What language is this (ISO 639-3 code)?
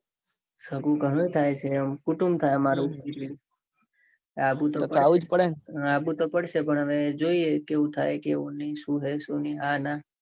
guj